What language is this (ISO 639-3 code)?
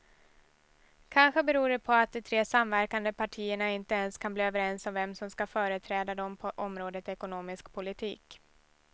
swe